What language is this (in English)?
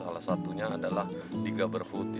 Indonesian